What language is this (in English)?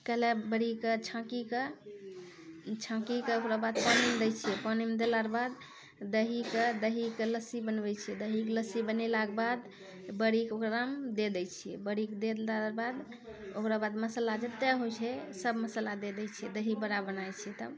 Maithili